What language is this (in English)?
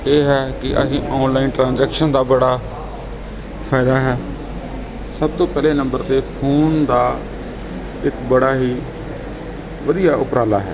Punjabi